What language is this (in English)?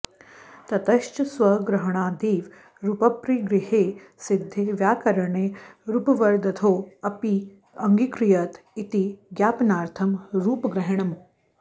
Sanskrit